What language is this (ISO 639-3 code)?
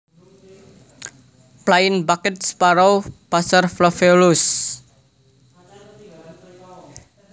jav